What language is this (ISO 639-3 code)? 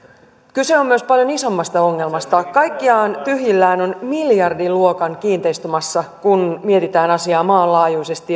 fin